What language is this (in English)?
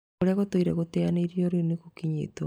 Kikuyu